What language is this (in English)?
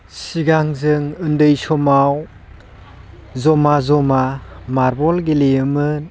Bodo